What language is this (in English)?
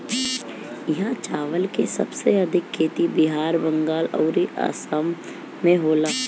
Bhojpuri